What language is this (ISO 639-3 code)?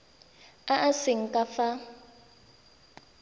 tsn